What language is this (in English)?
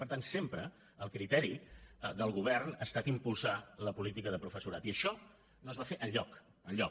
Catalan